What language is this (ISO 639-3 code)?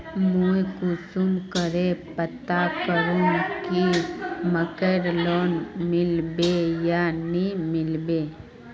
mag